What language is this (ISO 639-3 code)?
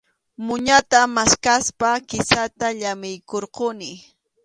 qxu